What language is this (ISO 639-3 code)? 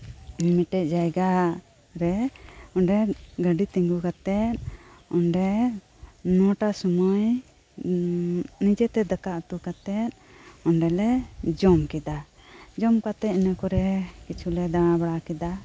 sat